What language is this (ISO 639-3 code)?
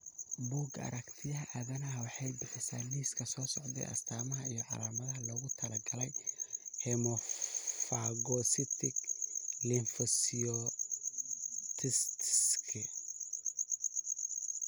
som